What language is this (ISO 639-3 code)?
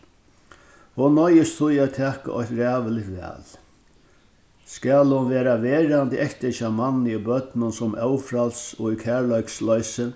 fao